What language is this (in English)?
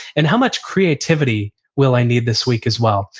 English